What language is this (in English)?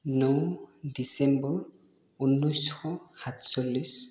Assamese